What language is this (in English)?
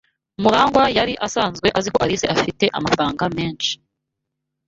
Kinyarwanda